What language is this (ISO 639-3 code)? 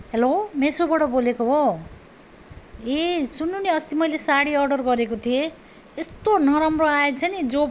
nep